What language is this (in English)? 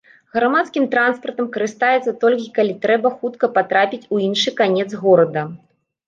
Belarusian